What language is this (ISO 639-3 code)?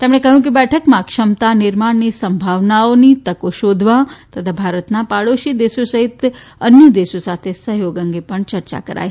guj